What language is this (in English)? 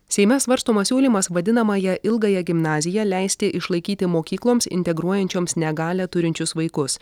Lithuanian